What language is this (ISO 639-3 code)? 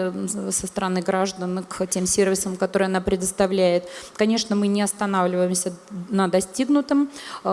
rus